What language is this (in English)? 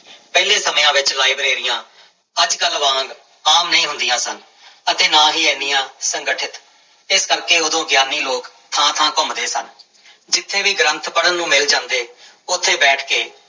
Punjabi